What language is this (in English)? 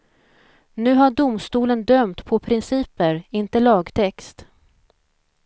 Swedish